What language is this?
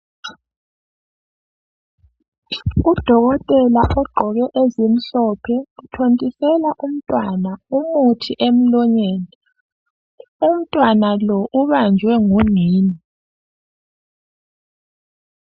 North Ndebele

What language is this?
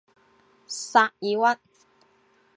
Chinese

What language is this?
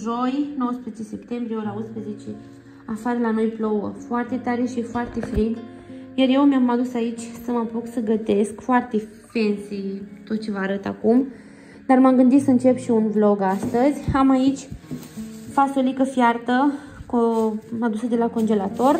Romanian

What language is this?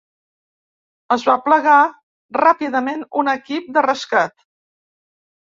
Catalan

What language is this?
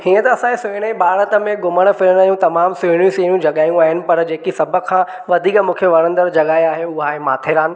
Sindhi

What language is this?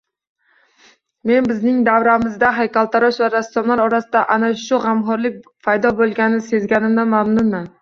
Uzbek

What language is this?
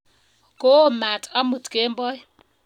Kalenjin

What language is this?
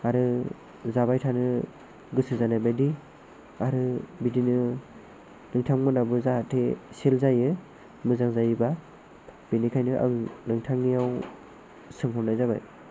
Bodo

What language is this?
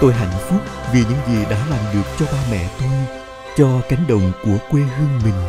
Vietnamese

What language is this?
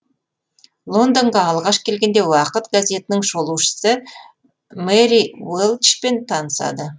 Kazakh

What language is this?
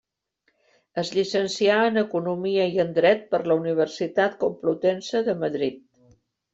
Catalan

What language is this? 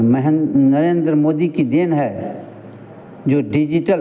Hindi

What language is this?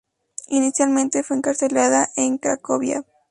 Spanish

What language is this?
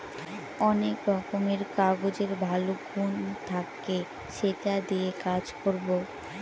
Bangla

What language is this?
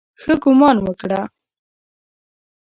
Pashto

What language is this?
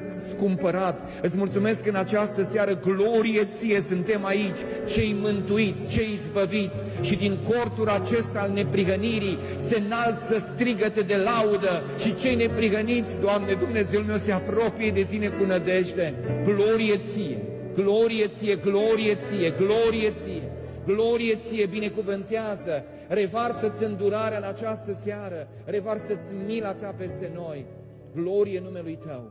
Romanian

